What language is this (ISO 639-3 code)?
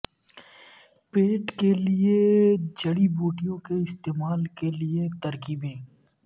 urd